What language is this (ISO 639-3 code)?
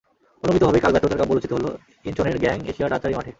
ben